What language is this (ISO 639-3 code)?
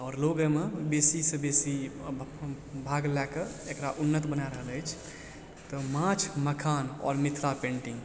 mai